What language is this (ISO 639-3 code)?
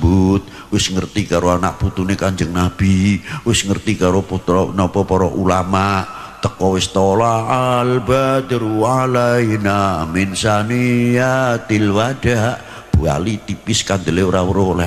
ind